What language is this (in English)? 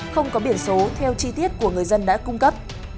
Vietnamese